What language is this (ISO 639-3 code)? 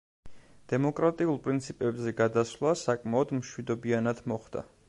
kat